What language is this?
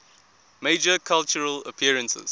English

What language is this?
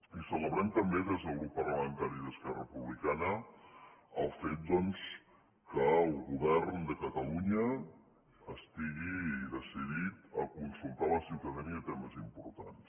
Catalan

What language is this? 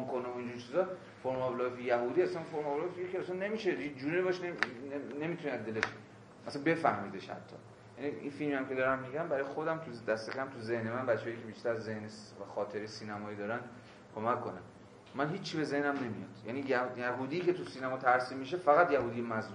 Persian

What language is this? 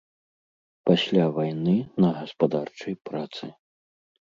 Belarusian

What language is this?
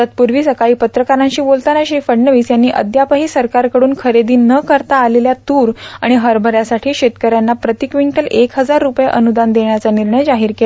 Marathi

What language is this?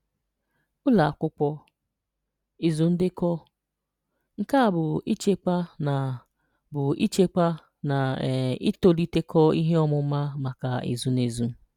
Igbo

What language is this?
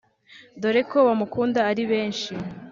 Kinyarwanda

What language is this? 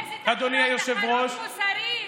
Hebrew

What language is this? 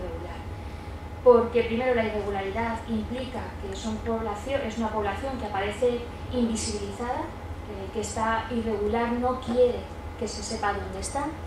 Spanish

